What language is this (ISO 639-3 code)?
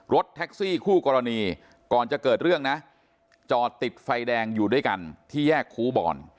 tha